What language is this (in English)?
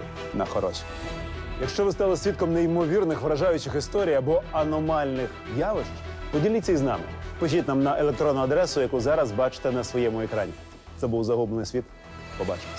Ukrainian